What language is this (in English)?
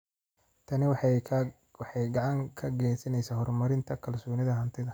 Somali